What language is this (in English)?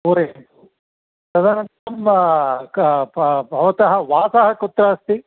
Sanskrit